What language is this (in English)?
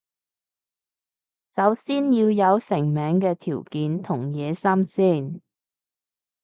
Cantonese